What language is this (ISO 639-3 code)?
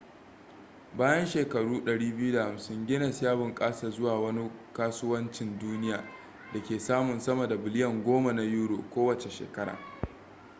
hau